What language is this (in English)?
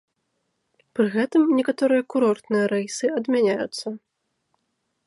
Belarusian